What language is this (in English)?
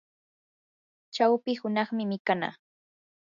Yanahuanca Pasco Quechua